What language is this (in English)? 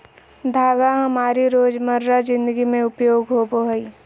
Magahi